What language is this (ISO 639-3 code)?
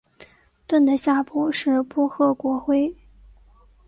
zho